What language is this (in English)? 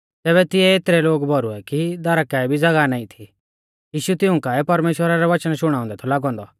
Mahasu Pahari